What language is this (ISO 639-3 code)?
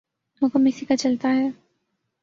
urd